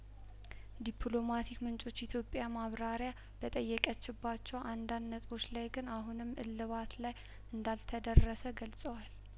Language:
Amharic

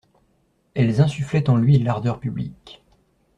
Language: French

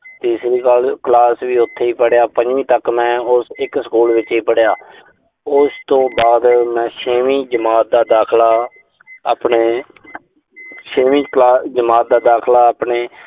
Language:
Punjabi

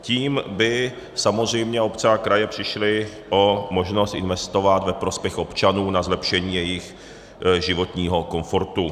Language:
Czech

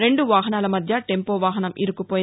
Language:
Telugu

